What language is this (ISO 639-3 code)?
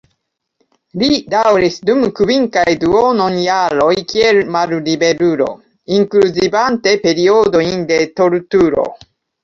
epo